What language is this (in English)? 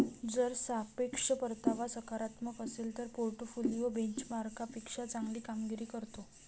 Marathi